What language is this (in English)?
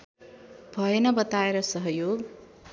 Nepali